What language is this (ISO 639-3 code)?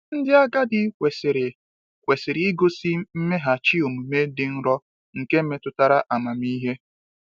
ibo